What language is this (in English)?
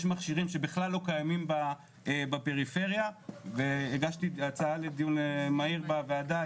Hebrew